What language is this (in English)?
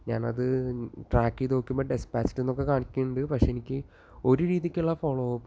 Malayalam